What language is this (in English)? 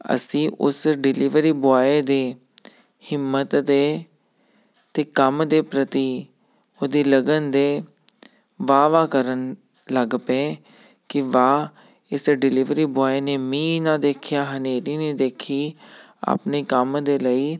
Punjabi